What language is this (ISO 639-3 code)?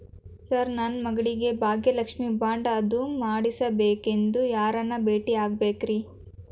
kan